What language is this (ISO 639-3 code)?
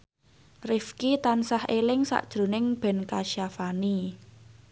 jav